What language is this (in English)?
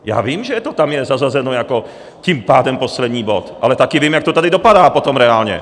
Czech